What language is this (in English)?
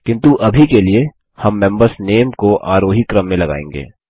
Hindi